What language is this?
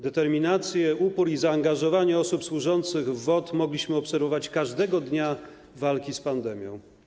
Polish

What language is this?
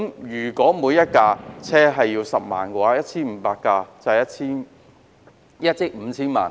Cantonese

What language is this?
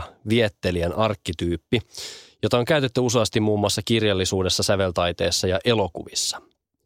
Finnish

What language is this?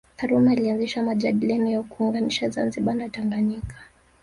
Swahili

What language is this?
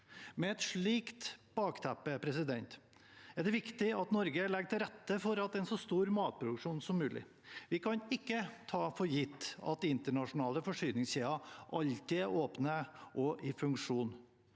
Norwegian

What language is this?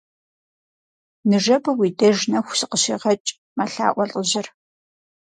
Kabardian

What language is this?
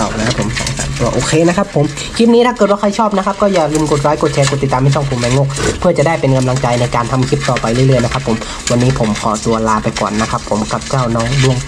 Thai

